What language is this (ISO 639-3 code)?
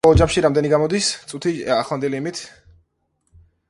kat